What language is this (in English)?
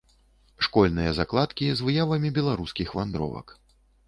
Belarusian